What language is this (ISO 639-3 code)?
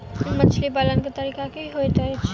mai